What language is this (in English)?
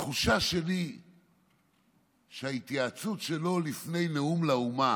Hebrew